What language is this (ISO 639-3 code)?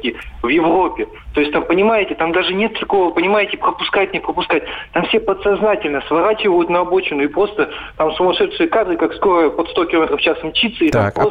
rus